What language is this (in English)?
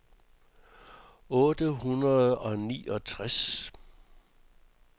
Danish